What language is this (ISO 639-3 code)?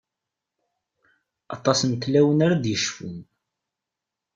kab